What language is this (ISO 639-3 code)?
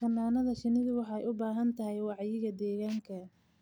som